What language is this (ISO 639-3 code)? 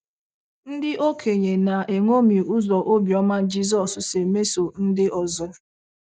ibo